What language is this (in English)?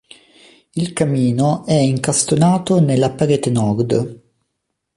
Italian